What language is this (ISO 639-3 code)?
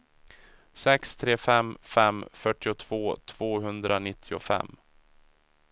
swe